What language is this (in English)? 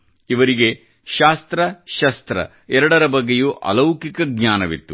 Kannada